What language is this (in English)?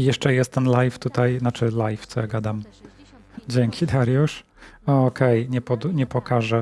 Polish